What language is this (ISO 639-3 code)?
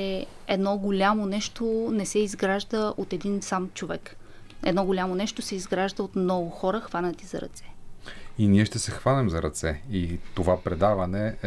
bul